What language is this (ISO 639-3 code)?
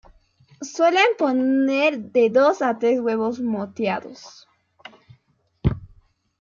spa